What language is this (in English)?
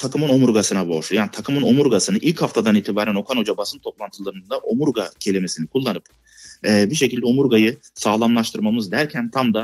Turkish